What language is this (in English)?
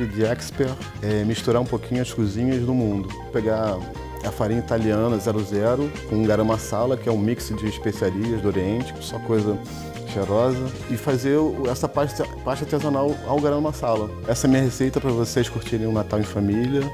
Portuguese